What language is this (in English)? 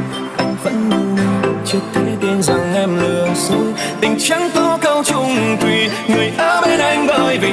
Vietnamese